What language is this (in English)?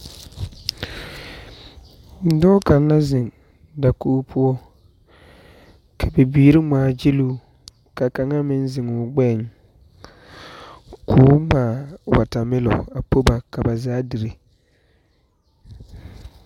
Southern Dagaare